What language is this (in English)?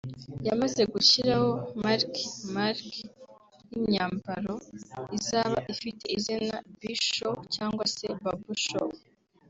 Kinyarwanda